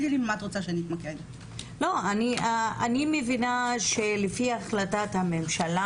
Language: Hebrew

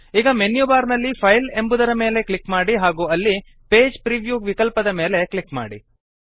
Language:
Kannada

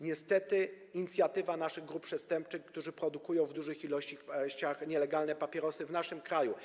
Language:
Polish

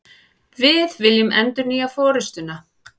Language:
Icelandic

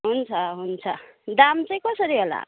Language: Nepali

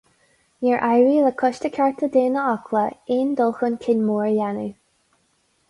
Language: Irish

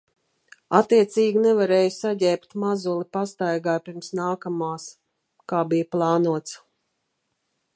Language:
Latvian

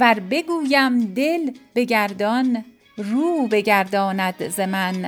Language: Persian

